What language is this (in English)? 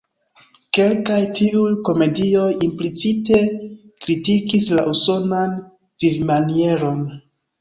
Esperanto